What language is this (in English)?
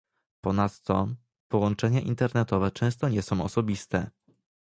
Polish